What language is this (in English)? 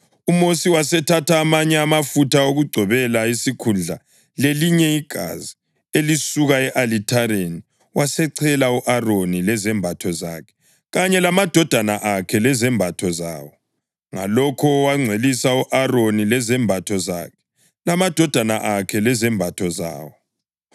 North Ndebele